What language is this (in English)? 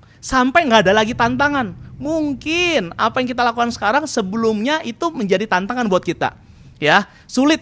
Indonesian